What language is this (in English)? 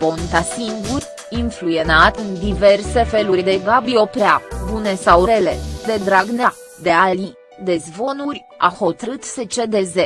Romanian